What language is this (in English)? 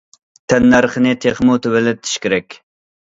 Uyghur